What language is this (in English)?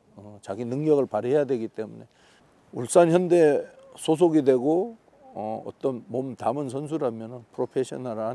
Korean